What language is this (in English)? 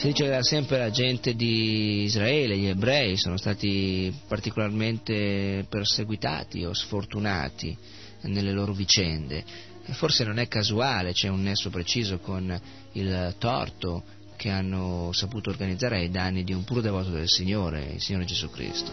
Italian